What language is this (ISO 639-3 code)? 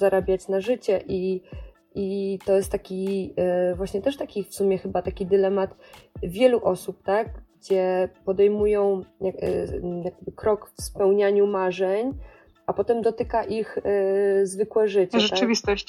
pol